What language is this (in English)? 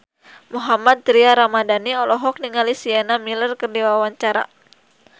Sundanese